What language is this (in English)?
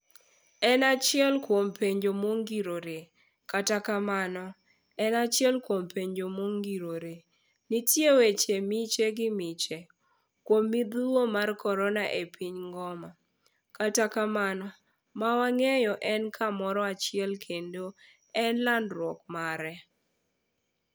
Luo (Kenya and Tanzania)